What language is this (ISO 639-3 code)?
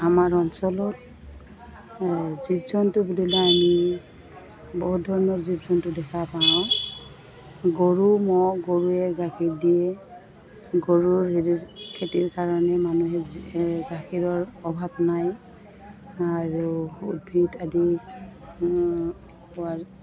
asm